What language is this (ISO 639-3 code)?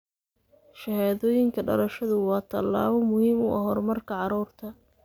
som